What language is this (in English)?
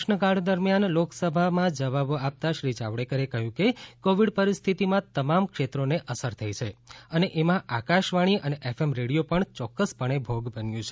Gujarati